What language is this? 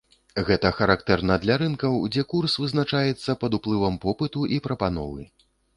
Belarusian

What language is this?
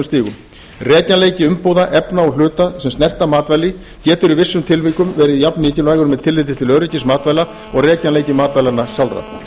Icelandic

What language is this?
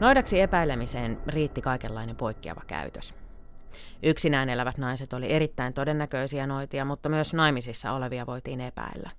Finnish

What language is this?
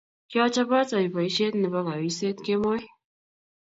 Kalenjin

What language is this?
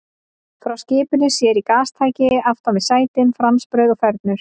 Icelandic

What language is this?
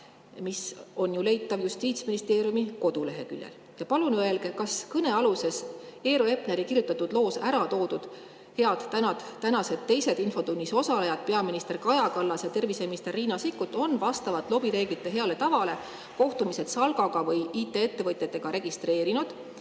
Estonian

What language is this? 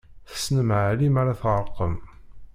Kabyle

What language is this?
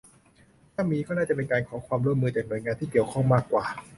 Thai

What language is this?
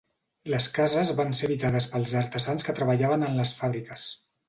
Catalan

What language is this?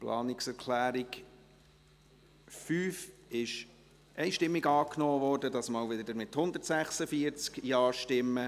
Swiss German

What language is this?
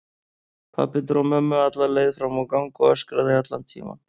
Icelandic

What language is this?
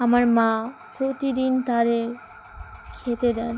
Bangla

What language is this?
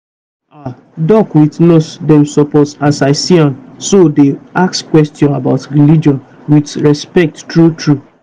Nigerian Pidgin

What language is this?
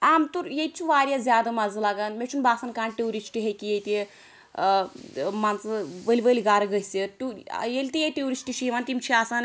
Kashmiri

